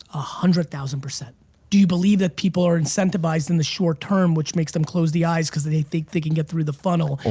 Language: English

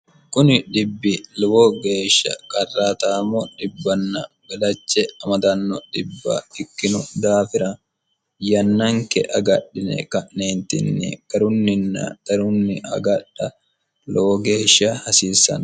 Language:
Sidamo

